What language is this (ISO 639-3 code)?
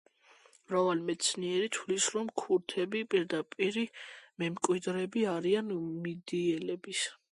kat